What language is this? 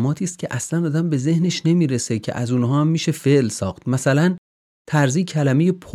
Persian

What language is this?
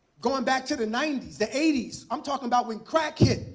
English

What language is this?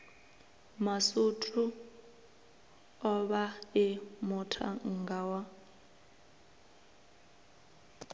Venda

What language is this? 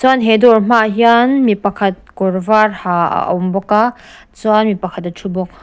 Mizo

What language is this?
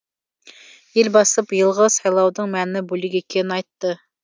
Kazakh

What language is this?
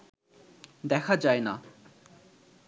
Bangla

